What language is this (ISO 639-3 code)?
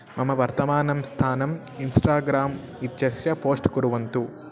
san